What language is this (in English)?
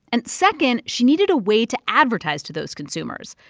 English